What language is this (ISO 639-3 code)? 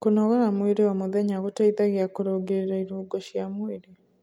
kik